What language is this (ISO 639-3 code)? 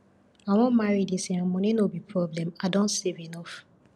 pcm